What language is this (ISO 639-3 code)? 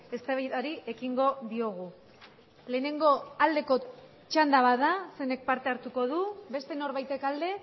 eus